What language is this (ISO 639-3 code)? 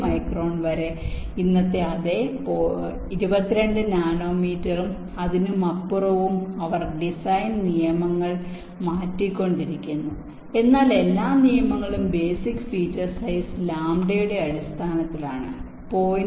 mal